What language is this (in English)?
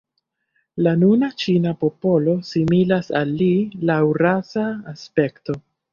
Esperanto